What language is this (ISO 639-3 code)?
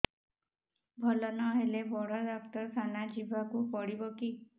ori